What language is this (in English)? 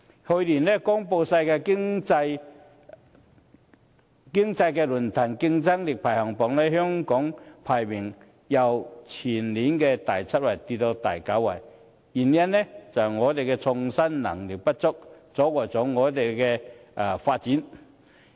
Cantonese